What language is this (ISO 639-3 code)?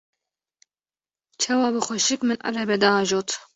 kur